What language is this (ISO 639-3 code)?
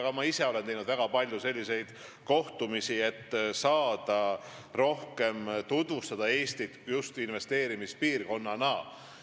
est